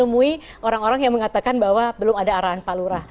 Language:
Indonesian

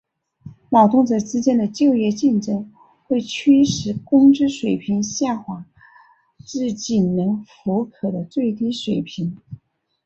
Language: Chinese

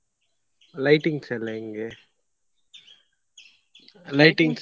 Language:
Kannada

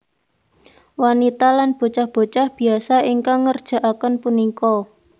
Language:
Javanese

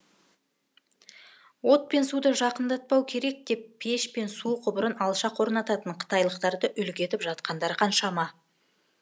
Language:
Kazakh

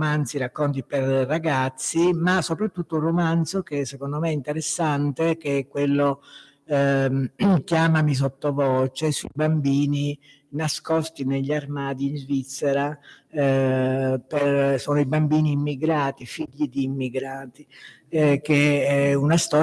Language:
Italian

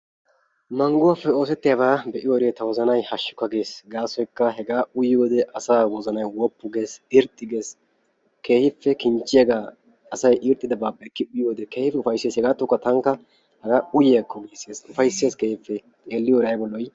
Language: Wolaytta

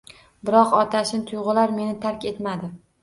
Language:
Uzbek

